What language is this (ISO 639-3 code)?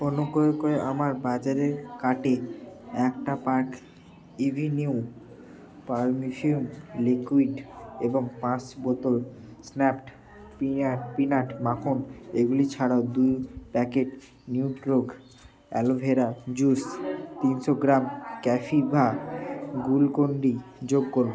ben